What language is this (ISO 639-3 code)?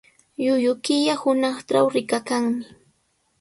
qws